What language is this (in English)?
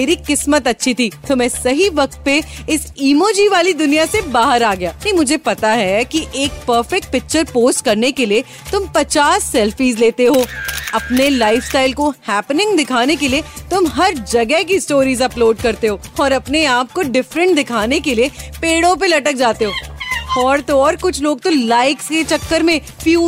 Hindi